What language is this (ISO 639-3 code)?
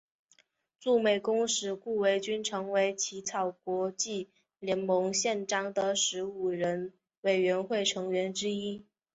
zho